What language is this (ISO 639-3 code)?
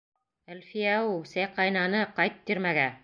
bak